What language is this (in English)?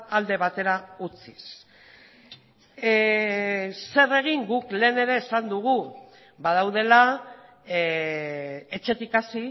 Basque